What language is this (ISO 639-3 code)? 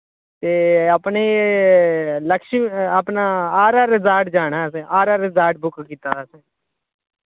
doi